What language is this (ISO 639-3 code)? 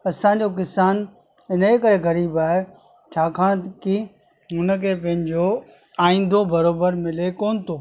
snd